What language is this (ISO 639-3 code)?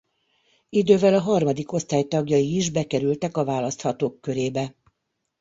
hun